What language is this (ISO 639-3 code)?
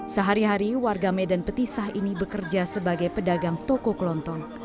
ind